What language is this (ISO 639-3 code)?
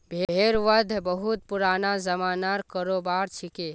mag